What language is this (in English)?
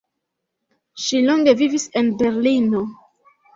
Esperanto